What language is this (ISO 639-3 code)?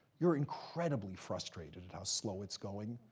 eng